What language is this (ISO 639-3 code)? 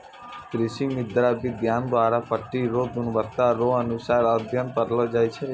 mai